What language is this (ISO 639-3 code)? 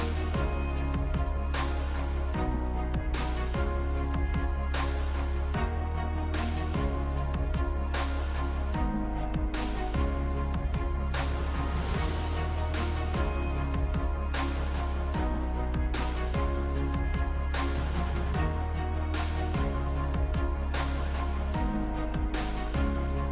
ind